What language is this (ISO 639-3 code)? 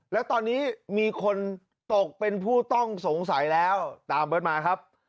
tha